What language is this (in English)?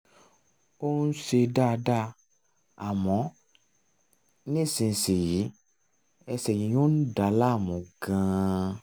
Yoruba